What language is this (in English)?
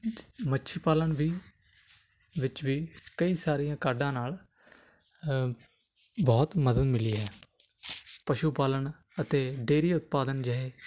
Punjabi